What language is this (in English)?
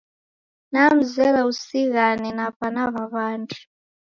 Taita